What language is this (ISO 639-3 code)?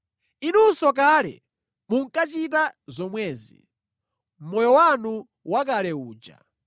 nya